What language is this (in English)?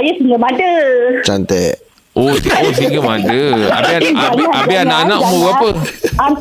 Malay